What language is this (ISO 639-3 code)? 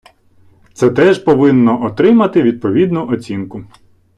ukr